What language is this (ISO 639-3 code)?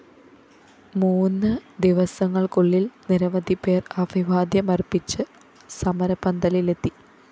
mal